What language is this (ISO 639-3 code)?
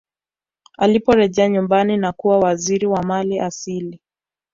swa